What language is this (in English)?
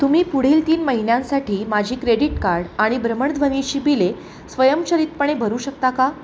Marathi